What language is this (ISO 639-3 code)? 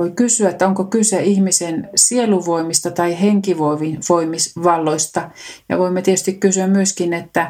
fin